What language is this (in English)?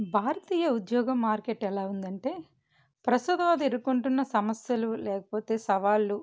Telugu